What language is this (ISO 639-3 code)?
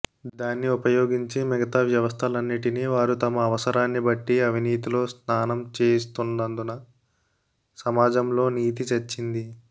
tel